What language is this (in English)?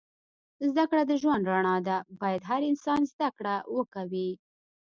Pashto